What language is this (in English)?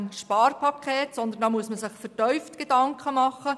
Swiss German